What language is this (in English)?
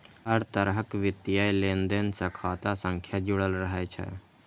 Maithili